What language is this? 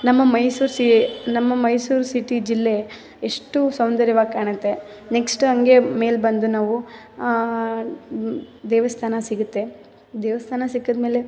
Kannada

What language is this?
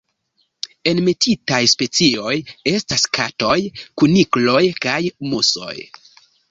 Esperanto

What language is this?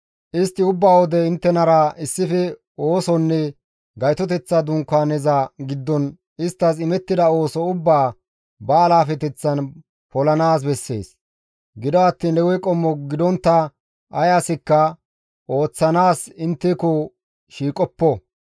Gamo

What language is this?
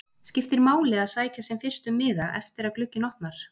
Icelandic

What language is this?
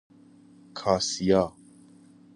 Persian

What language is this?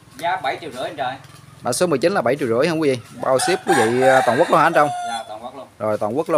Vietnamese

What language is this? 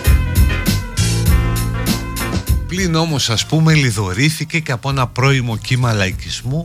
Greek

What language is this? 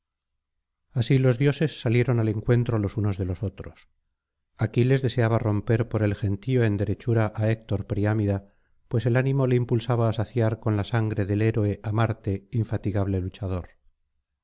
Spanish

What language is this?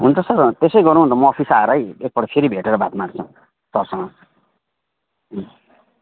Nepali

